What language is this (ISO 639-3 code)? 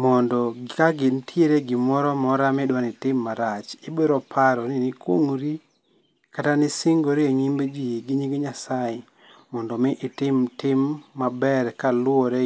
luo